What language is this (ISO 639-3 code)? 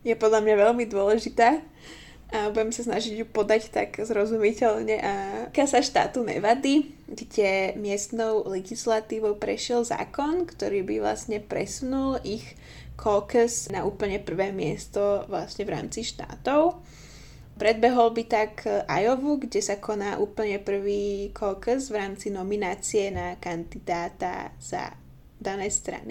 slk